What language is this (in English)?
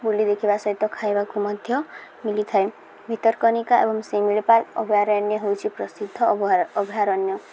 Odia